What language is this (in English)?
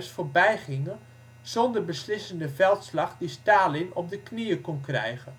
Dutch